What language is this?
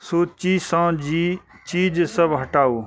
Maithili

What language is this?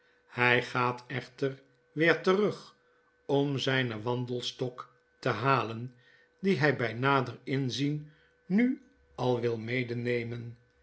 Dutch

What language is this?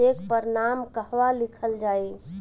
Bhojpuri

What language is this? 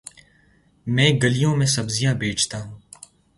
Urdu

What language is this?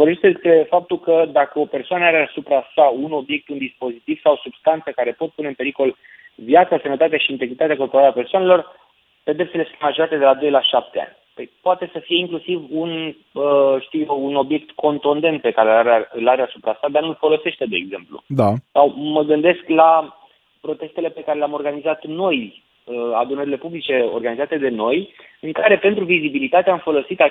Romanian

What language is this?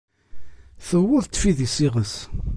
Kabyle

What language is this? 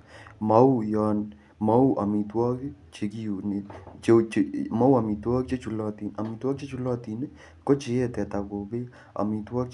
Kalenjin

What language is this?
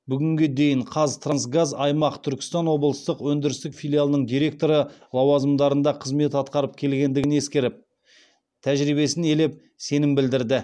Kazakh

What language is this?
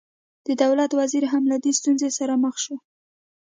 Pashto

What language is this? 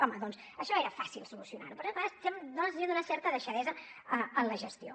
Catalan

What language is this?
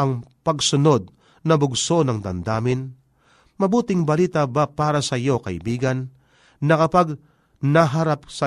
Filipino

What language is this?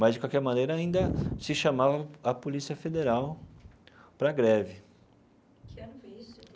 Portuguese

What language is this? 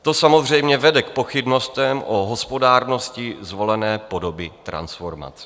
Czech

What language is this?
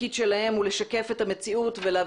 Hebrew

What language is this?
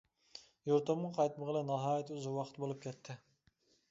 Uyghur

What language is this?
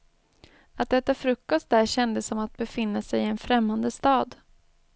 Swedish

